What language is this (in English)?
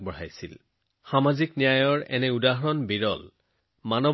Assamese